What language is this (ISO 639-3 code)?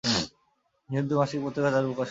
ben